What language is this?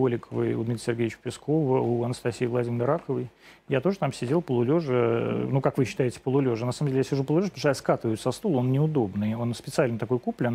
Russian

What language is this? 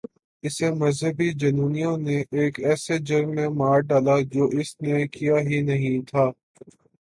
Urdu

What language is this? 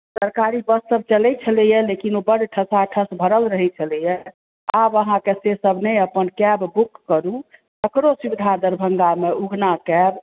Maithili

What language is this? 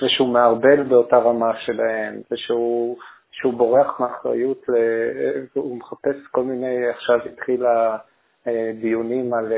Hebrew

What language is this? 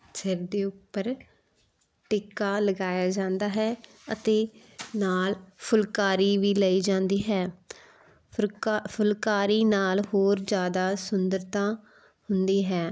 Punjabi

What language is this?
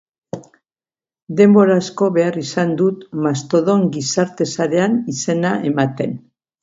Basque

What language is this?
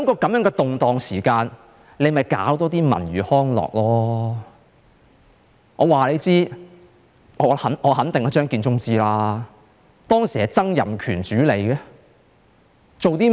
Cantonese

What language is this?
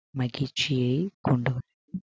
Tamil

